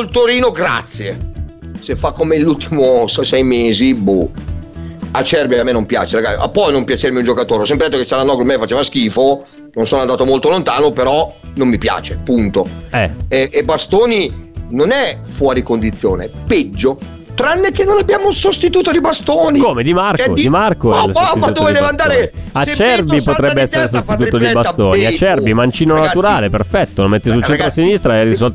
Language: Italian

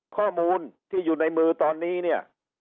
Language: Thai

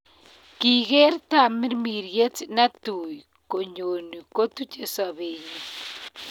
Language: Kalenjin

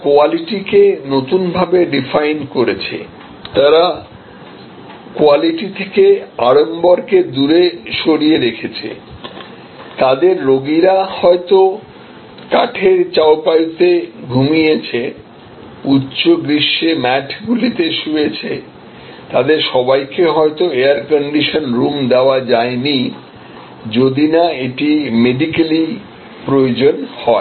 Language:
Bangla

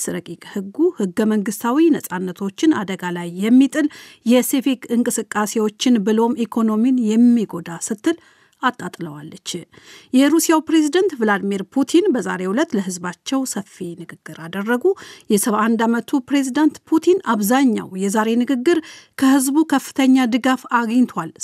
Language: Amharic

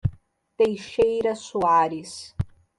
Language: Portuguese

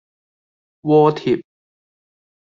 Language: Cantonese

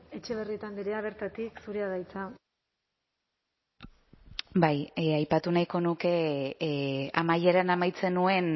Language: Basque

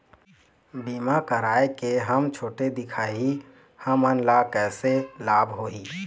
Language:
Chhattisgarhi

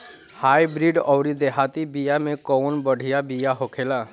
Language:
Bhojpuri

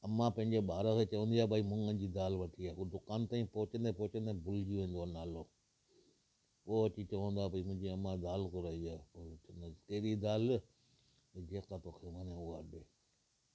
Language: Sindhi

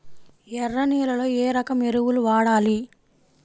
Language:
Telugu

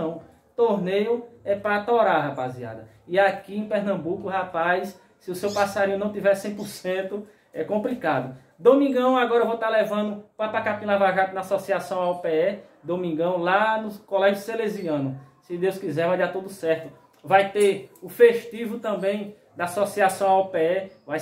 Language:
Portuguese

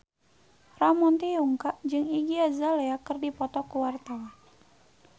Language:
Sundanese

